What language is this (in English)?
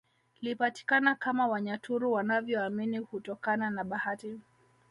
Swahili